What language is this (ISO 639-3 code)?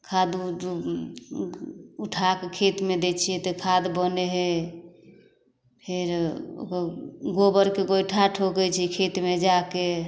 mai